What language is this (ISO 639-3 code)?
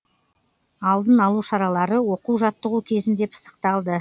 kaz